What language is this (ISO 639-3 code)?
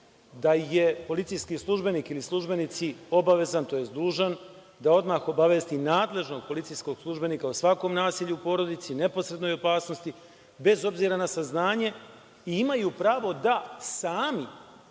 srp